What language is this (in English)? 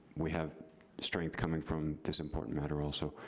English